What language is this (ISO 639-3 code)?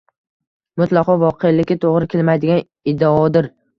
uzb